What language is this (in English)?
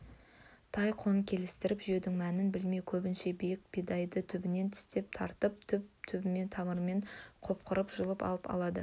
Kazakh